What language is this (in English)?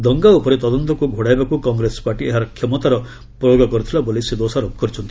Odia